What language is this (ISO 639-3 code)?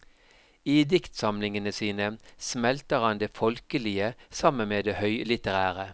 nor